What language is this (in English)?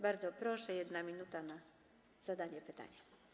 Polish